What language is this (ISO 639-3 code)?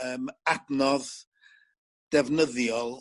cym